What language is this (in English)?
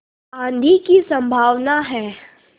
Hindi